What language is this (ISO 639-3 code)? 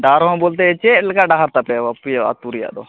sat